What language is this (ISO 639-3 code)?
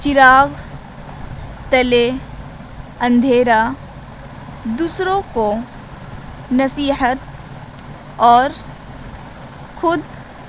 urd